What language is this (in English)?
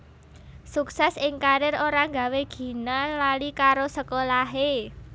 Javanese